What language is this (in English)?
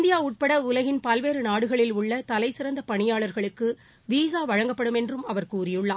Tamil